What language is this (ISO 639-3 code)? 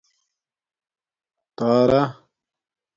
dmk